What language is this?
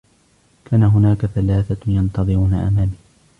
Arabic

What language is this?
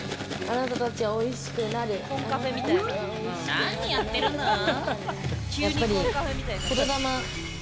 Japanese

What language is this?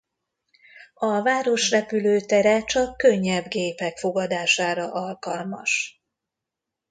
Hungarian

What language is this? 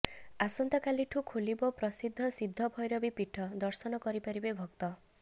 Odia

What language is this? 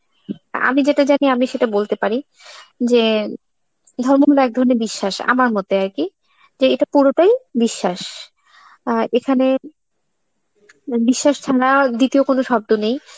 Bangla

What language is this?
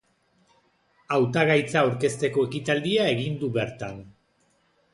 Basque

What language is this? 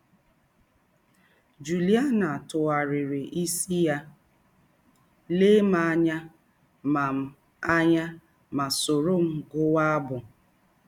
Igbo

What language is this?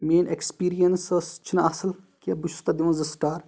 Kashmiri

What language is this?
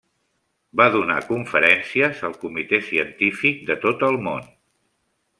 Catalan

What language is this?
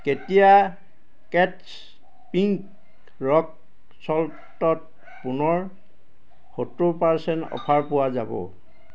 Assamese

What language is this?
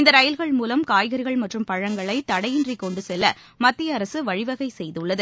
Tamil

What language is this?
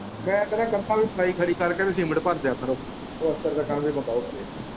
Punjabi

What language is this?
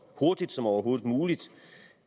Danish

